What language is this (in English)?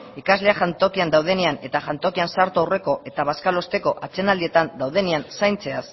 Basque